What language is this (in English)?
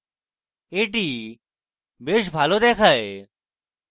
Bangla